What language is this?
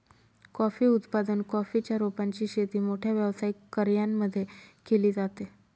Marathi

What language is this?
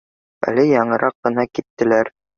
Bashkir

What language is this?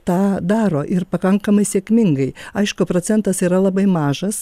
Lithuanian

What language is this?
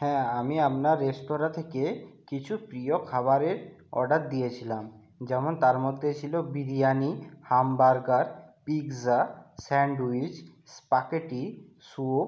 Bangla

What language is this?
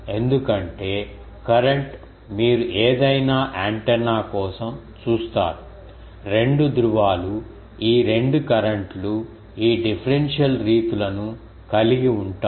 Telugu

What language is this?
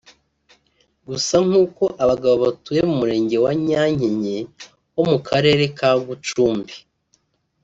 Kinyarwanda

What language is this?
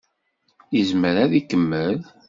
Kabyle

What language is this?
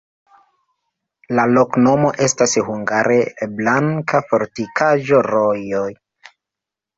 Esperanto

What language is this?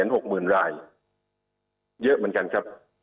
Thai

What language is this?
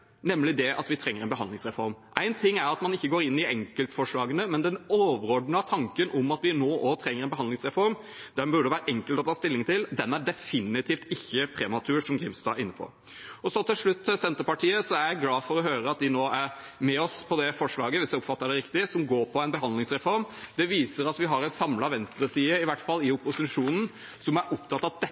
Norwegian Bokmål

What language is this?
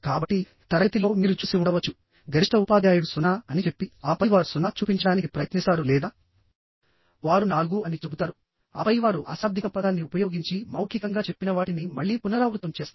Telugu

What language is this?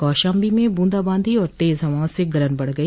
Hindi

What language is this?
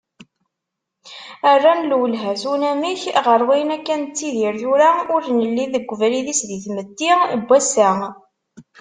Kabyle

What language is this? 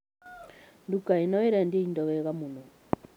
Kikuyu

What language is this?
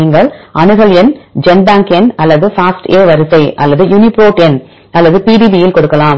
Tamil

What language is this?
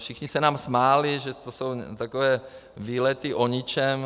Czech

